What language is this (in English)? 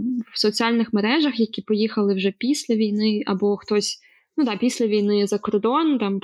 Ukrainian